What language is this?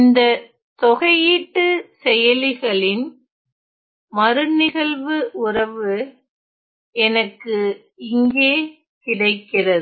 Tamil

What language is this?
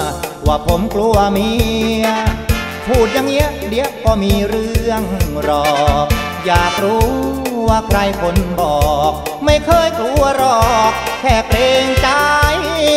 Thai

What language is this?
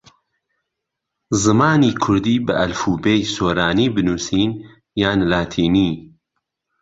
Central Kurdish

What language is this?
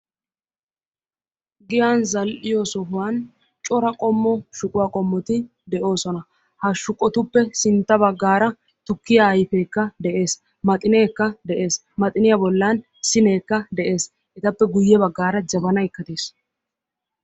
Wolaytta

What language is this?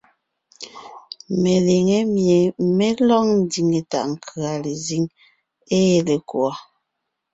Ngiemboon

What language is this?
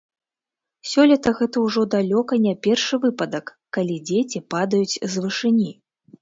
Belarusian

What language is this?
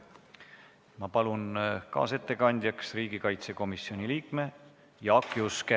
Estonian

